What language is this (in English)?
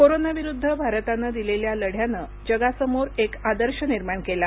Marathi